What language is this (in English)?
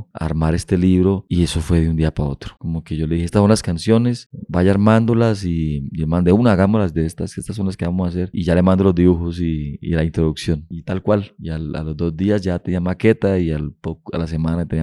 Spanish